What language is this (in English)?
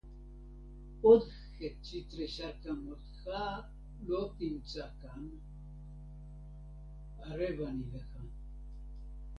Hebrew